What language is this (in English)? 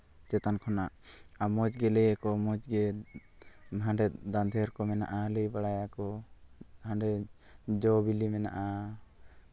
Santali